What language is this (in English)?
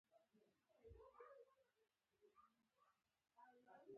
Pashto